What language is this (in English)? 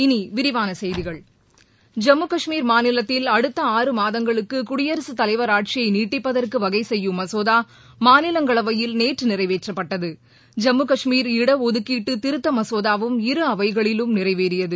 Tamil